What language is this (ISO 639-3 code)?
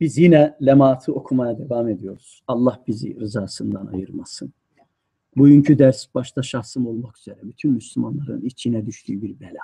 tur